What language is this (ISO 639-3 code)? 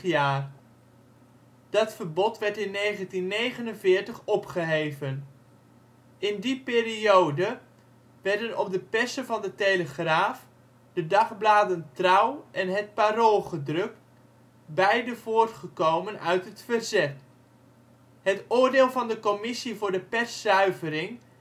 nld